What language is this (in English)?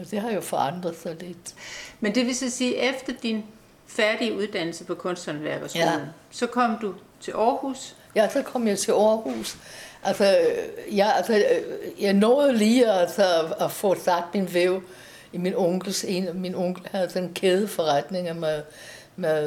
Danish